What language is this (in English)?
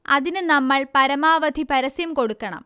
Malayalam